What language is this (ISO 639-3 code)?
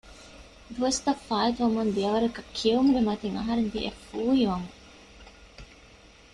div